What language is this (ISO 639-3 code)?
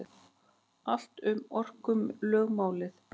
isl